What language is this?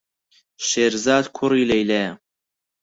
Central Kurdish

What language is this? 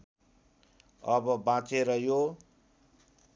Nepali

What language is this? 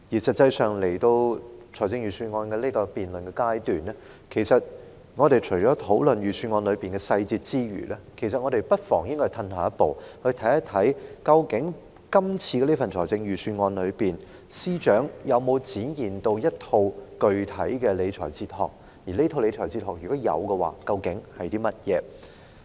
Cantonese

